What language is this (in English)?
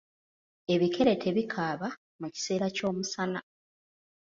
Ganda